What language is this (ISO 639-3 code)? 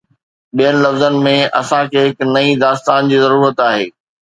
snd